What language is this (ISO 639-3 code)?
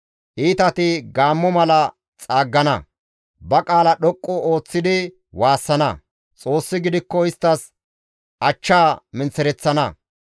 gmv